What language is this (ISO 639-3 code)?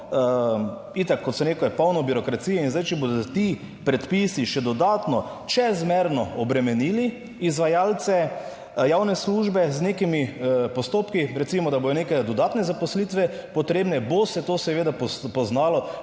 slv